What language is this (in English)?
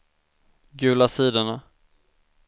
Swedish